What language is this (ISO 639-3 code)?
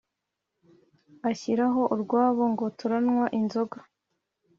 kin